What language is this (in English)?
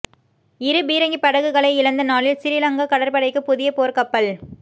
Tamil